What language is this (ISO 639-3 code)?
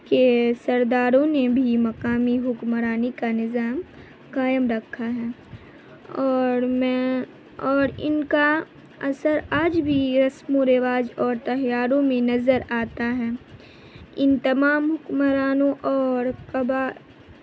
urd